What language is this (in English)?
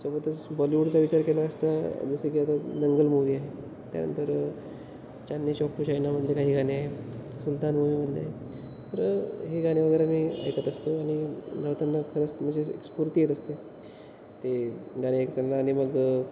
Marathi